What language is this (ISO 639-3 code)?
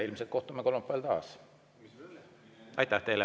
est